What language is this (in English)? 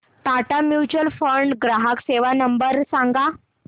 Marathi